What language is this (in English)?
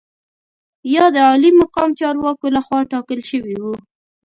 Pashto